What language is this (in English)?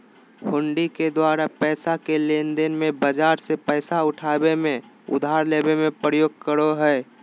Magahi